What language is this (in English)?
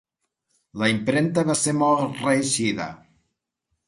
Catalan